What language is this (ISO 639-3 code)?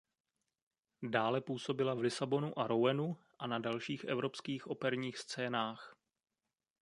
ces